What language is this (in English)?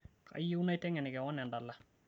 Masai